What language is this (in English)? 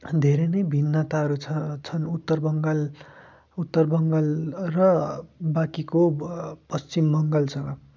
Nepali